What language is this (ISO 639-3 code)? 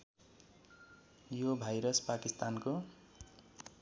nep